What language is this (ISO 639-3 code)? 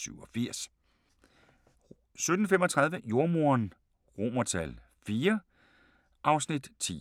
dan